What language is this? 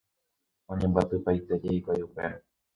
Guarani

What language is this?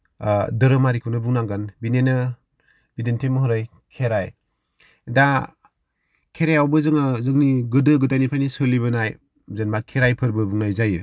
Bodo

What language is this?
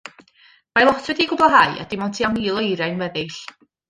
Welsh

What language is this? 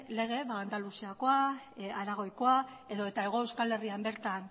Basque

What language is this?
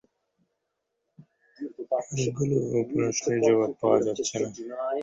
Bangla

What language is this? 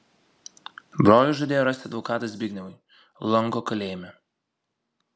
Lithuanian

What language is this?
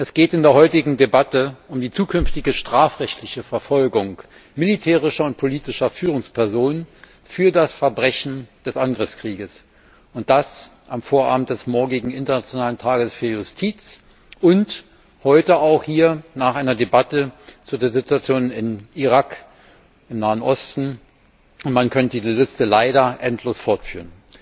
German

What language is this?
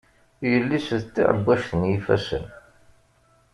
Kabyle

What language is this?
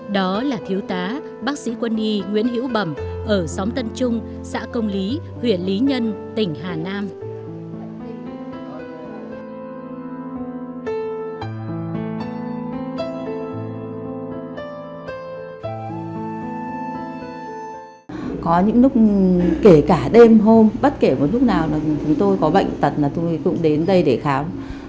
Vietnamese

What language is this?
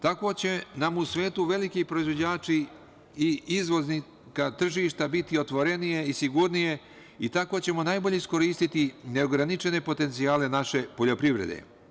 Serbian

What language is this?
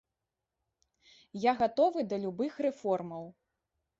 Belarusian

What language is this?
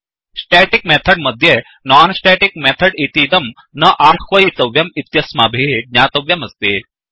Sanskrit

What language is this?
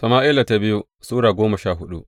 Hausa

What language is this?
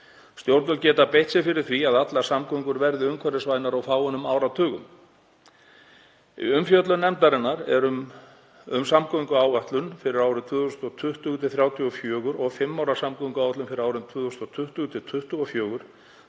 Icelandic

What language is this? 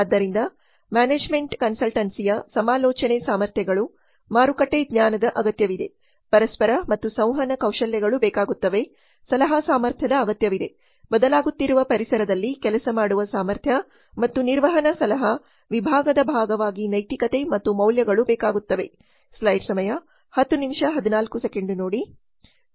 Kannada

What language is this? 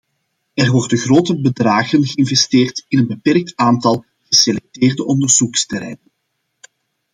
Dutch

